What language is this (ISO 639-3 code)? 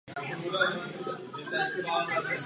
ces